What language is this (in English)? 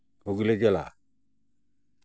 Santali